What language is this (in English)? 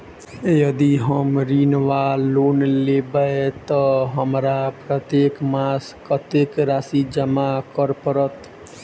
Maithili